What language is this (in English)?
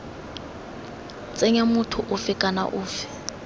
Tswana